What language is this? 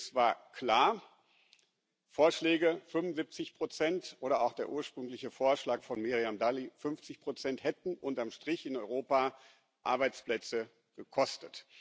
German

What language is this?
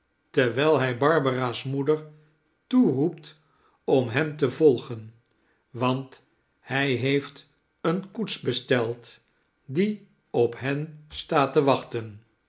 Dutch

